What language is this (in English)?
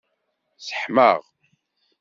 Kabyle